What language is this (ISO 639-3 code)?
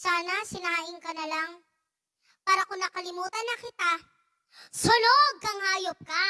ind